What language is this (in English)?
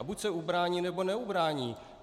Czech